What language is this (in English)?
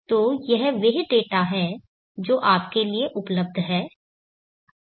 Hindi